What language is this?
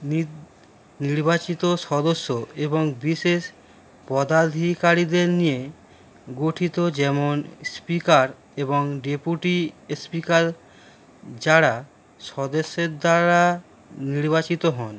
Bangla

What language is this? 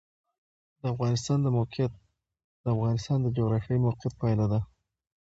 Pashto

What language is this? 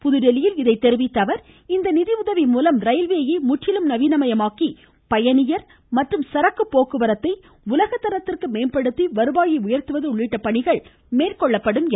Tamil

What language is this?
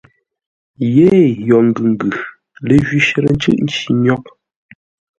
Ngombale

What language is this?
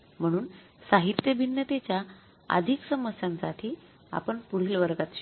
Marathi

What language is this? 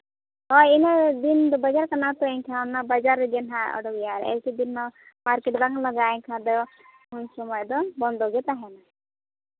Santali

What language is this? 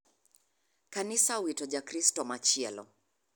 Luo (Kenya and Tanzania)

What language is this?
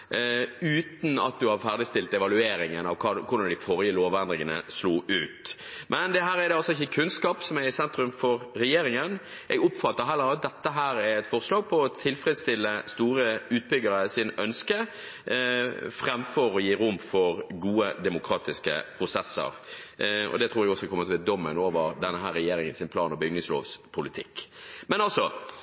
Norwegian Bokmål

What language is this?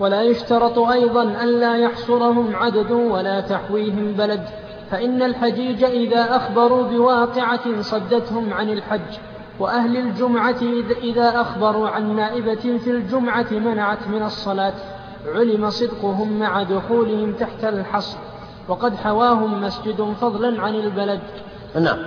Arabic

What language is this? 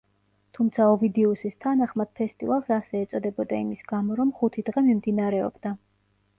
Georgian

